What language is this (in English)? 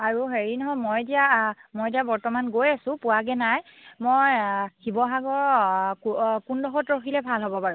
Assamese